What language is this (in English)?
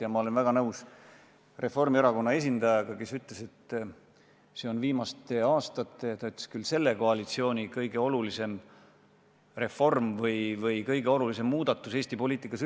Estonian